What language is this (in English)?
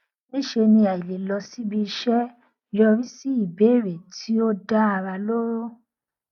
Yoruba